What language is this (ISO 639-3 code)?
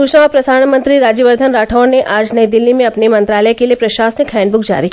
hin